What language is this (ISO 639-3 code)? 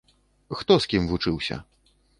bel